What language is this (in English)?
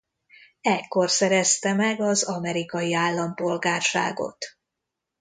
Hungarian